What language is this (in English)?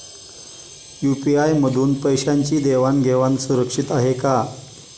Marathi